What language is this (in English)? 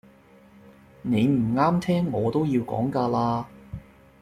Cantonese